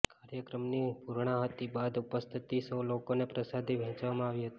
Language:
Gujarati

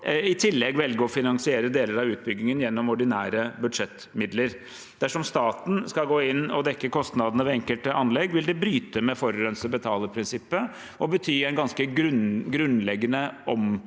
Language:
Norwegian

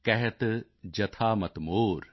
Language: Punjabi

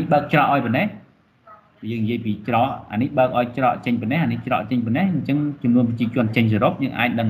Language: Vietnamese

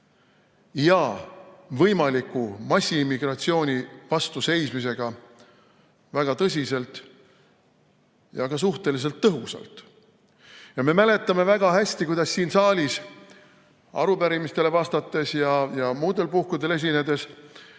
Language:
Estonian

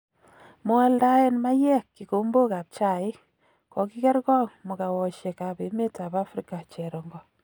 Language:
Kalenjin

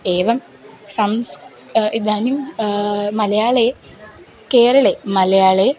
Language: Sanskrit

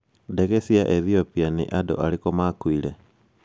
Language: Kikuyu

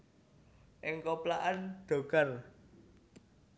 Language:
Javanese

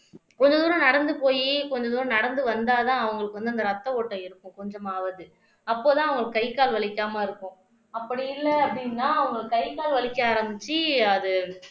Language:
Tamil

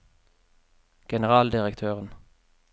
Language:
Norwegian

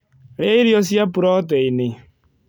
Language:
Kikuyu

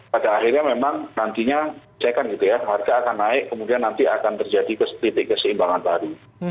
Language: Indonesian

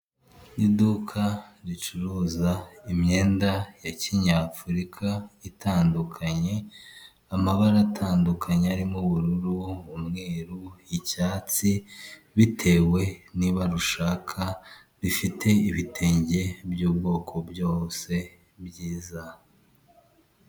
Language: Kinyarwanda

